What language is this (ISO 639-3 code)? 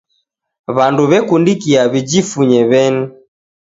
dav